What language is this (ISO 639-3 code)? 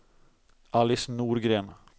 swe